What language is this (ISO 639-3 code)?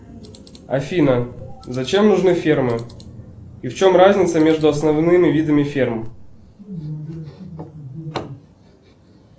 rus